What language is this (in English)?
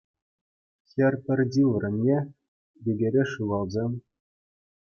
Chuvash